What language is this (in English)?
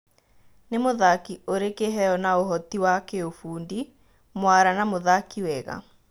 Kikuyu